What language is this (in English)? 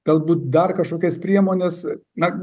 Lithuanian